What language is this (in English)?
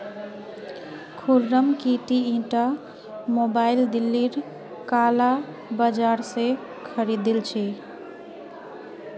Magahi